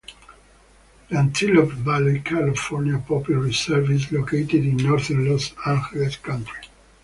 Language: English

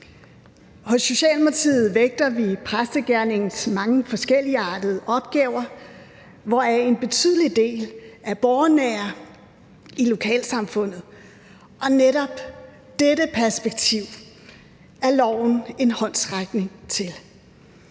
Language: Danish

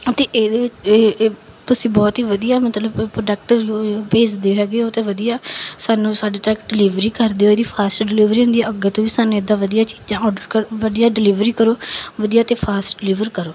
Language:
Punjabi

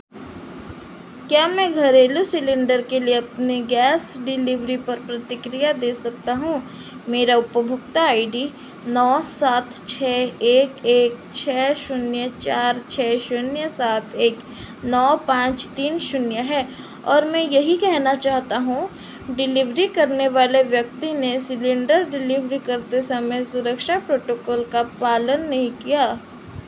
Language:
Hindi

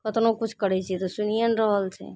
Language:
Maithili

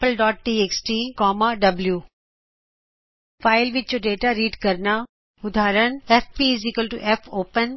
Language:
Punjabi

